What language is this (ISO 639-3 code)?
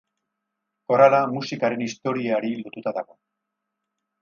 eus